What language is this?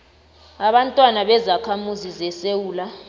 South Ndebele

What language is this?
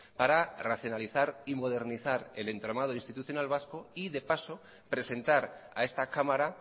Spanish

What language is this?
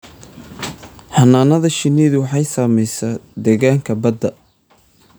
Somali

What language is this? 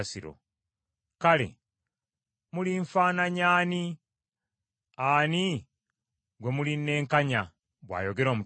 Ganda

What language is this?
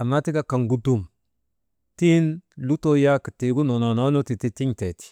Maba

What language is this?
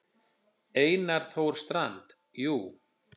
Icelandic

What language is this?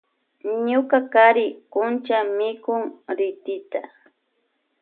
Loja Highland Quichua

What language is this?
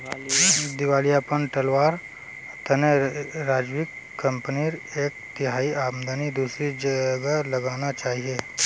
Magahi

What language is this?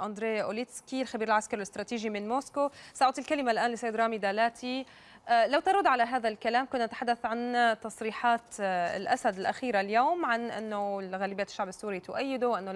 Arabic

